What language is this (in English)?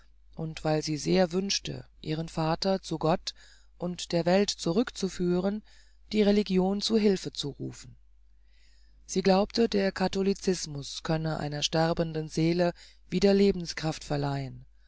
German